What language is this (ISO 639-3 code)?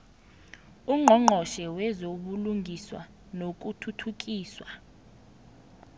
nbl